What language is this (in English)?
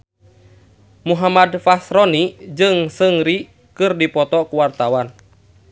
Sundanese